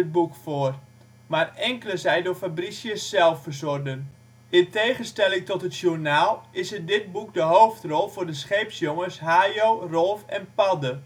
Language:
Dutch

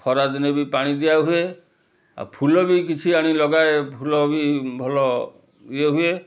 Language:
Odia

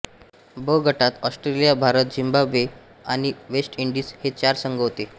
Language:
Marathi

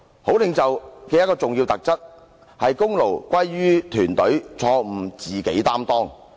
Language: Cantonese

